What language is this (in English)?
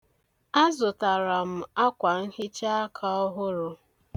Igbo